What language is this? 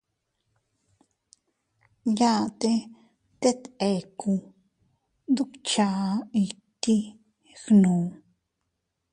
Teutila Cuicatec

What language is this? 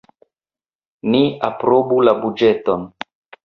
Esperanto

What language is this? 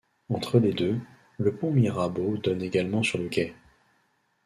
French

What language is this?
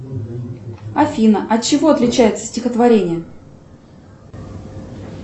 Russian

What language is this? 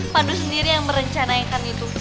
Indonesian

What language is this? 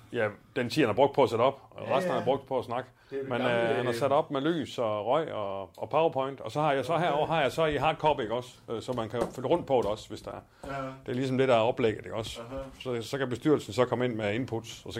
Danish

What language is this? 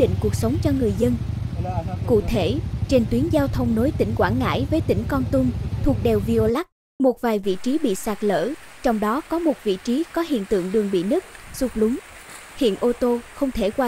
Vietnamese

